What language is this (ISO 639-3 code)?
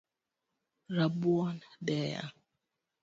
luo